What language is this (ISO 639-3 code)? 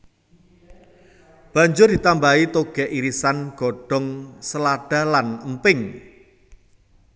jav